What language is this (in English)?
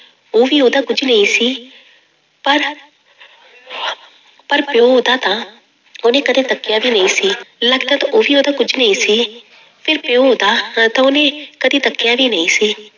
Punjabi